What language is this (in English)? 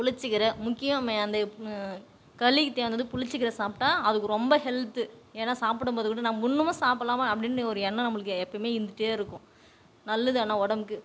Tamil